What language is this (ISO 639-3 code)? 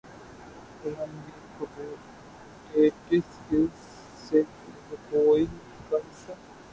urd